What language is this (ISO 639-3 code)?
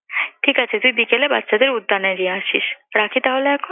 ben